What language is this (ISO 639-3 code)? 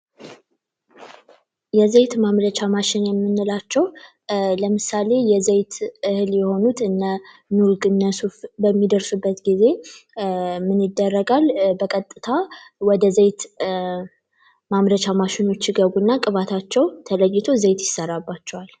amh